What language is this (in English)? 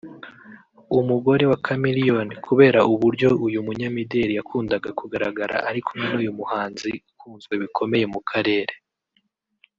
Kinyarwanda